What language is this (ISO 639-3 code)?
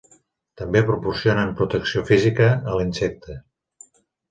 cat